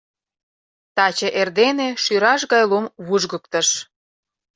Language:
Mari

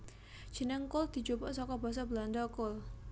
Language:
Javanese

